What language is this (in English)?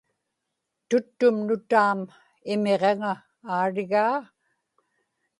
Inupiaq